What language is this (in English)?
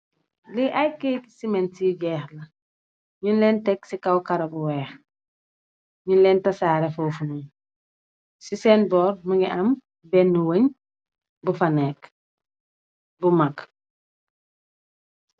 Wolof